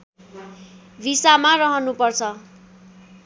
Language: Nepali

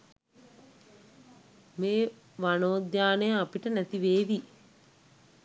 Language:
Sinhala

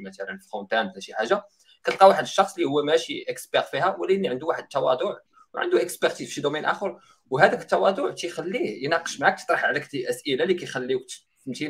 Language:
Arabic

